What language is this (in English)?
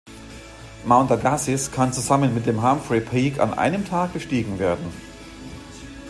German